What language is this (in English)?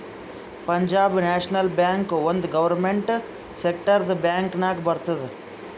Kannada